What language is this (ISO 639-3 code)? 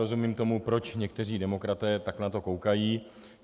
ces